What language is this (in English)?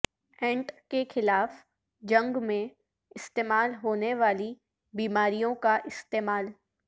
Urdu